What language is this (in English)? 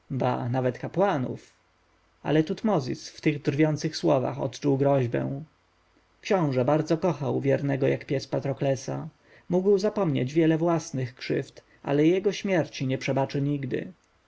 Polish